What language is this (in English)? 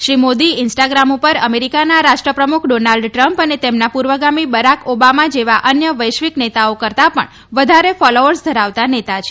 Gujarati